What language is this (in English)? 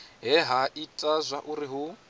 Venda